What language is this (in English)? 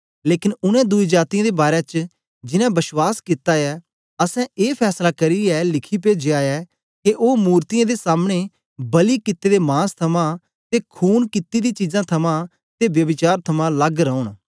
Dogri